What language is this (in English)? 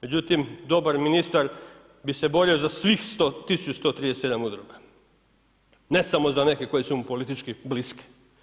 Croatian